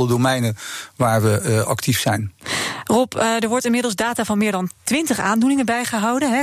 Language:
Dutch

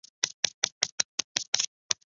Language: Chinese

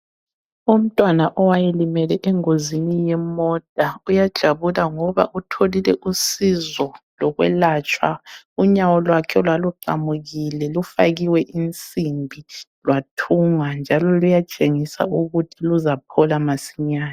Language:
North Ndebele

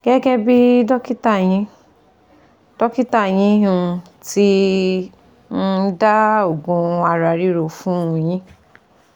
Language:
Yoruba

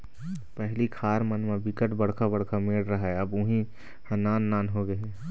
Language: Chhattisgarhi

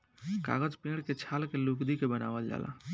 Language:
Bhojpuri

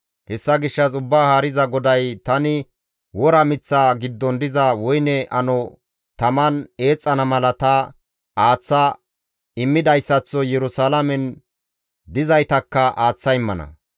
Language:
Gamo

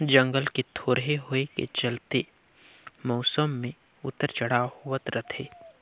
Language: Chhattisgarhi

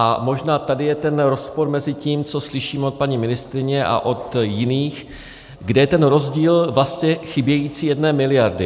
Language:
Czech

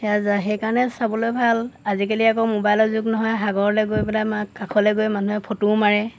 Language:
Assamese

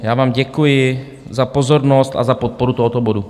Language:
Czech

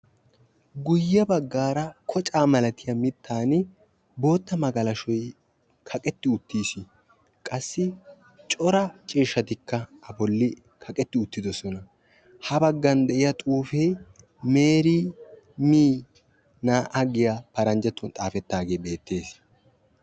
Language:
Wolaytta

